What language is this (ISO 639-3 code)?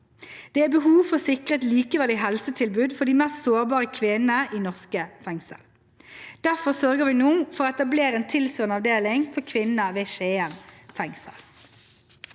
nor